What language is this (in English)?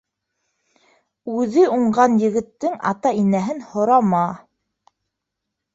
Bashkir